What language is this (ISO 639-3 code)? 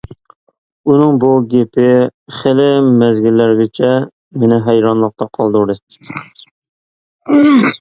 uig